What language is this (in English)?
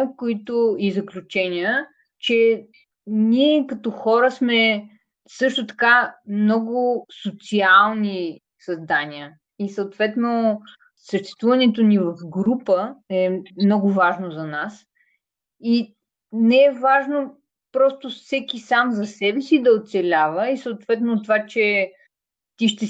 Bulgarian